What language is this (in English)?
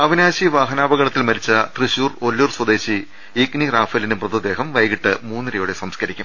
Malayalam